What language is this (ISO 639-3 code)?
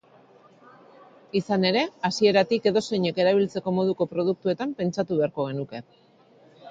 eus